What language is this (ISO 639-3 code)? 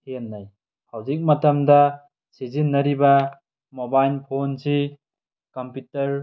mni